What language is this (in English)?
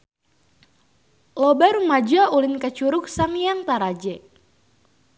Sundanese